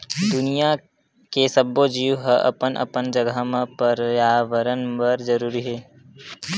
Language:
Chhattisgarhi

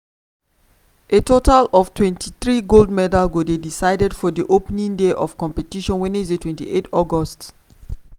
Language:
Nigerian Pidgin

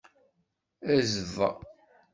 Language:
Kabyle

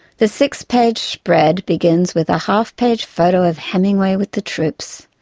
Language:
English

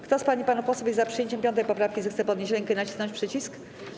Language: Polish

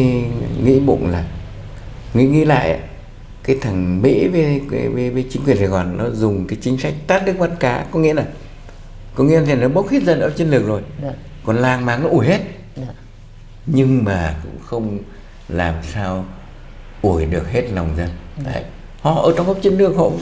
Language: Vietnamese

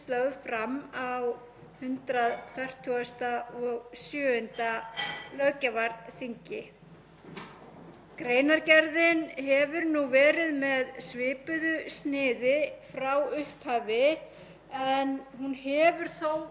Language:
Icelandic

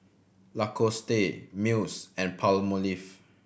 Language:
English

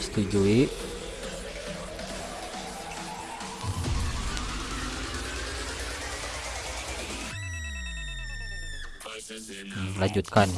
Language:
Indonesian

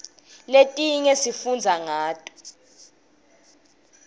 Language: Swati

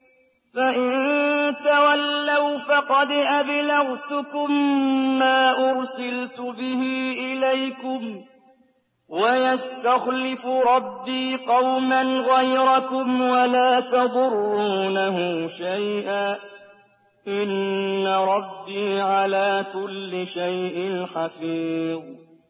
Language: Arabic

